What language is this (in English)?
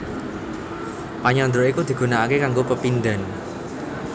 Javanese